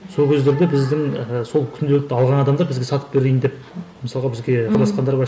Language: Kazakh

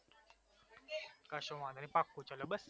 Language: Gujarati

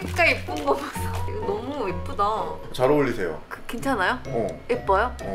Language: Korean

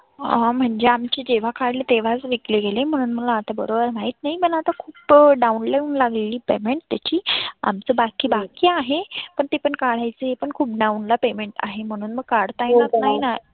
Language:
Marathi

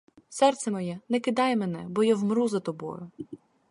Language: Ukrainian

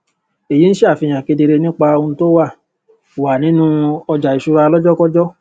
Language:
Yoruba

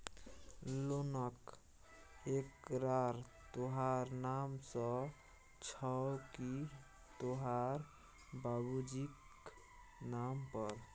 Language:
Maithili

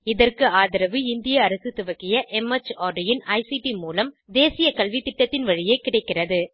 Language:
Tamil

